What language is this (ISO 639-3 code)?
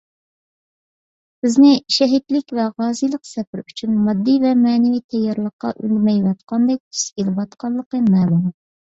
uig